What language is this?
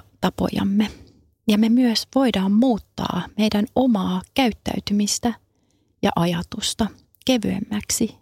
Finnish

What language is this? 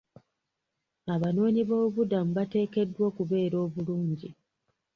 Ganda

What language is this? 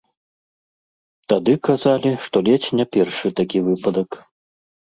Belarusian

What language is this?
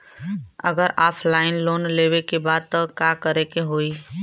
Bhojpuri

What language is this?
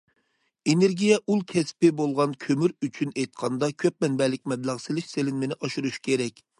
Uyghur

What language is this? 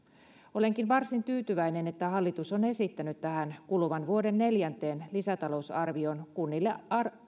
Finnish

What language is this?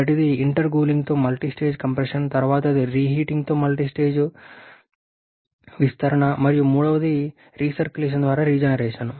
Telugu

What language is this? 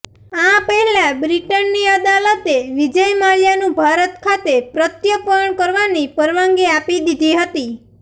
Gujarati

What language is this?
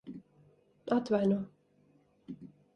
Latvian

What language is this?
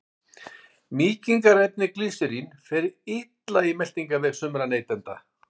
Icelandic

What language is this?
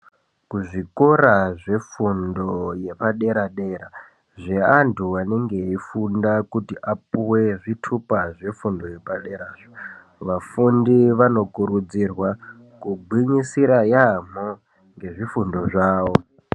Ndau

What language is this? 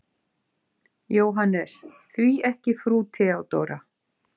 Icelandic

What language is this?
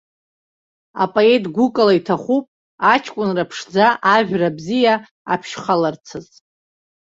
Abkhazian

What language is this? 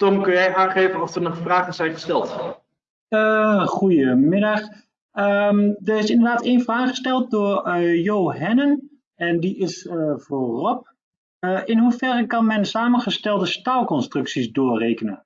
Dutch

